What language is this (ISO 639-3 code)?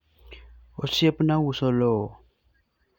luo